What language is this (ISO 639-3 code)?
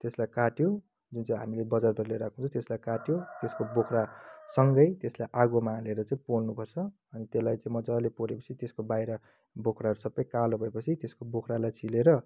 nep